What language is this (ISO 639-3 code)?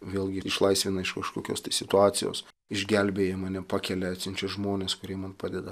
lit